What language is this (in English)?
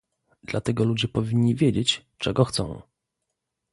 Polish